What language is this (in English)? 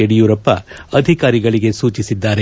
Kannada